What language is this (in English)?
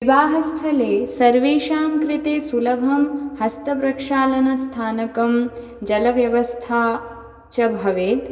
Sanskrit